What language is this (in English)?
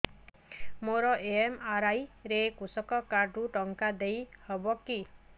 Odia